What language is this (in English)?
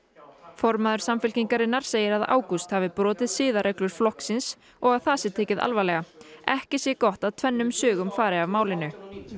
Icelandic